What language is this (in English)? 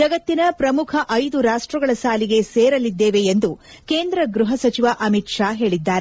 Kannada